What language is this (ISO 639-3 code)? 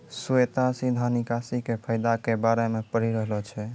mai